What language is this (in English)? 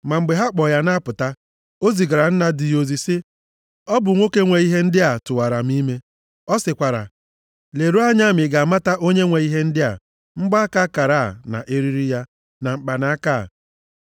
Igbo